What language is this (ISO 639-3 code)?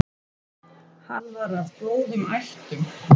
isl